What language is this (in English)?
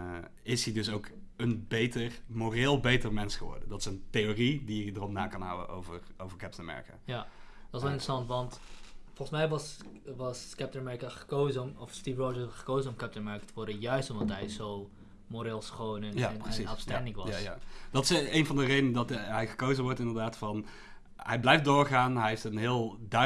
Dutch